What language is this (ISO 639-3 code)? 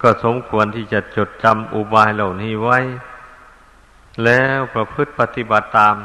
tha